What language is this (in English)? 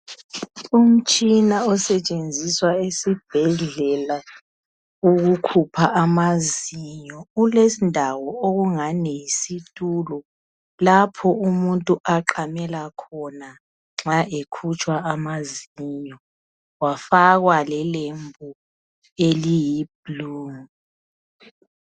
North Ndebele